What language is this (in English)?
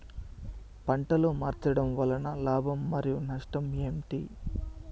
Telugu